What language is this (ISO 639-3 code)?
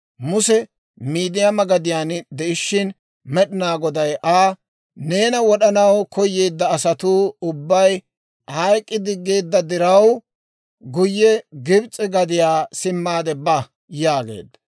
dwr